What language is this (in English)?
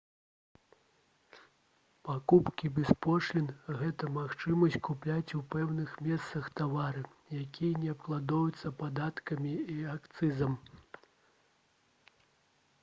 Belarusian